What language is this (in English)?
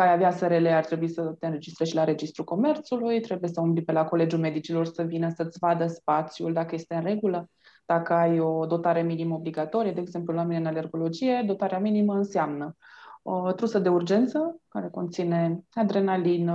Romanian